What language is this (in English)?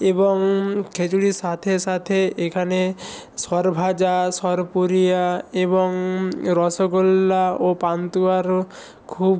Bangla